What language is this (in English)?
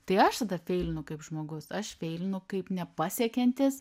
Lithuanian